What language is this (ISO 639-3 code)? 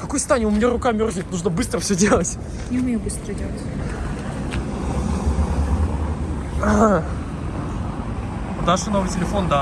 rus